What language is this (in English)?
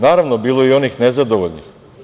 Serbian